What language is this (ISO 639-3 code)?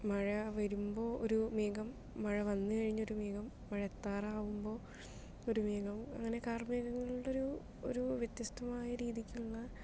mal